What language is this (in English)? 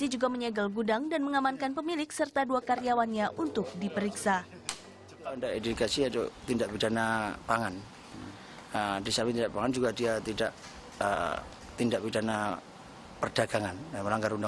Indonesian